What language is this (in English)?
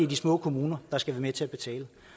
Danish